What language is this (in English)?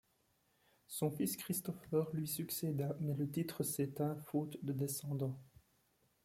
French